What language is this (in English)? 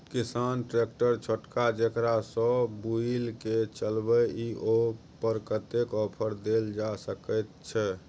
Maithili